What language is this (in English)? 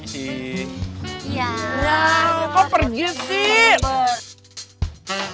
Indonesian